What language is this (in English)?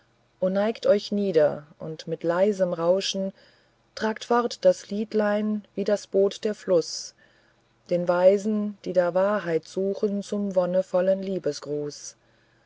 German